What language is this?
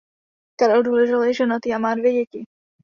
Czech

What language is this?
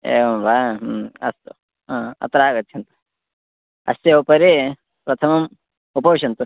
Sanskrit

